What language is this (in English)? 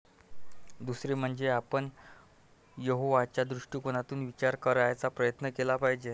Marathi